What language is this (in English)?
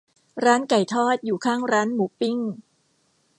Thai